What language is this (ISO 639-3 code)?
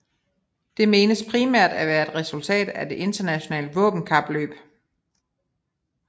dan